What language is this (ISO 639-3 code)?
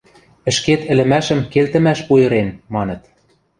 mrj